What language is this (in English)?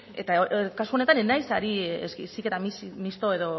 Basque